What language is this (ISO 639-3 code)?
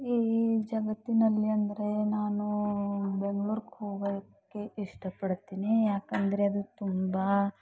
kan